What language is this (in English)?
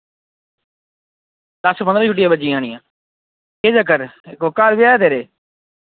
Dogri